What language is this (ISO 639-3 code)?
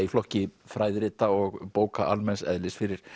isl